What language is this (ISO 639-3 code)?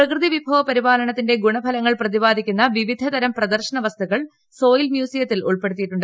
mal